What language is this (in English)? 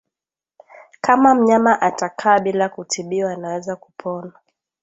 Swahili